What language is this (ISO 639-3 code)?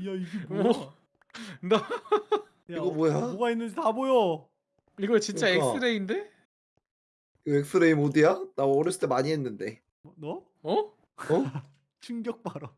kor